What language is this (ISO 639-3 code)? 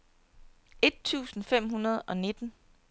dan